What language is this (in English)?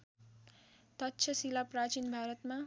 Nepali